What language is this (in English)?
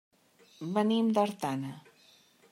Catalan